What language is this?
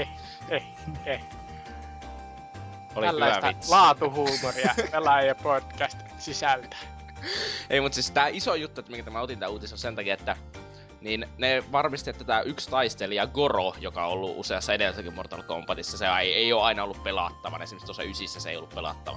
Finnish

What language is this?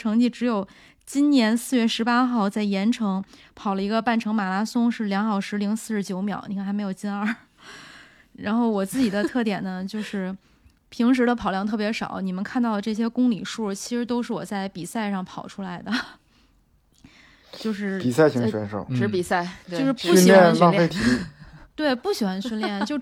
Chinese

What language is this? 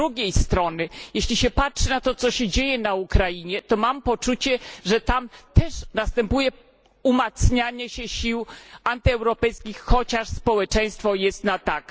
Polish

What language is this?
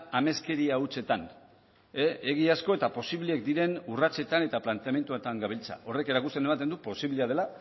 Basque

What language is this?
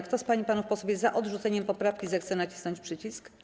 Polish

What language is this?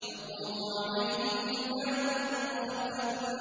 Arabic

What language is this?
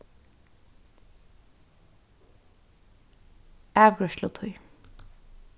Faroese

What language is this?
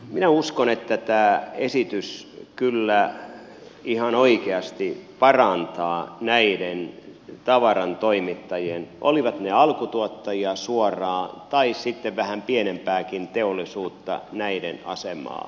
Finnish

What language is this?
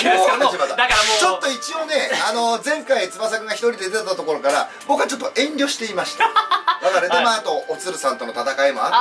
Japanese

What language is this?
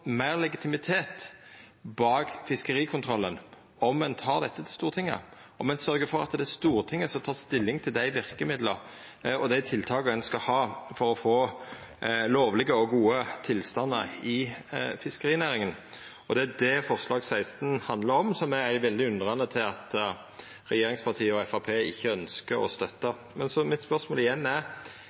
Norwegian Nynorsk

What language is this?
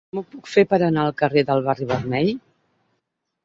Catalan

